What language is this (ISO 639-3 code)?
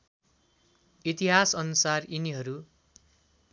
nep